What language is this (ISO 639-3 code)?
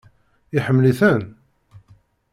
kab